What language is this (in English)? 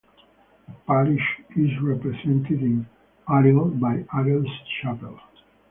English